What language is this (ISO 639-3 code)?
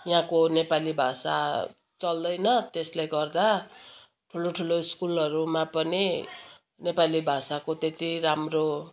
nep